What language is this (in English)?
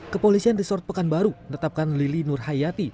Indonesian